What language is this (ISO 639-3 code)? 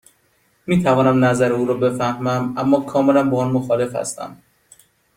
fas